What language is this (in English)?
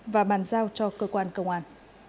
Vietnamese